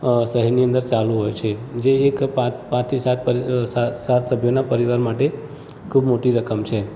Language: Gujarati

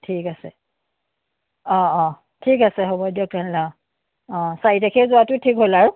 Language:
Assamese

